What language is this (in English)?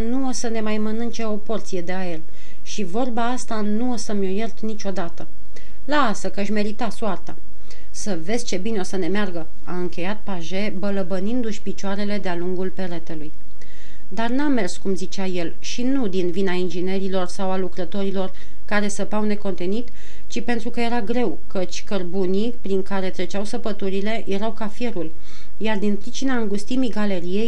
Romanian